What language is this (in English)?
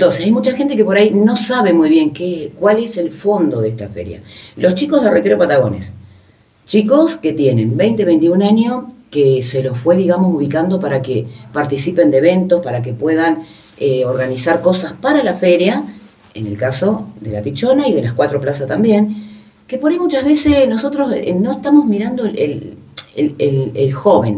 Spanish